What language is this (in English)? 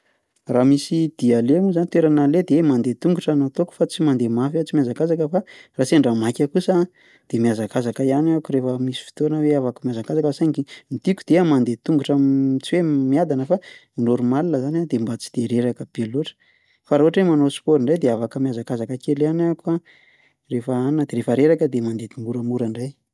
Malagasy